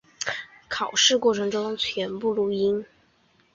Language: Chinese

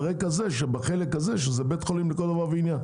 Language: Hebrew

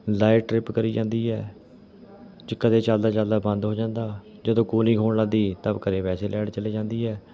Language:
Punjabi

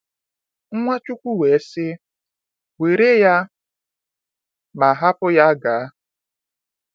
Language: Igbo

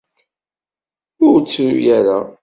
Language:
Kabyle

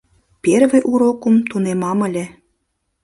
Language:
Mari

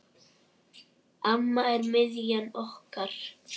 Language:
Icelandic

